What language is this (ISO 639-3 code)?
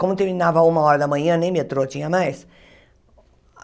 por